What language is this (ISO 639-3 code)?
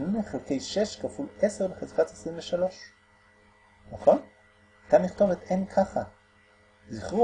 heb